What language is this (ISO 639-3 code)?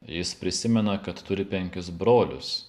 lit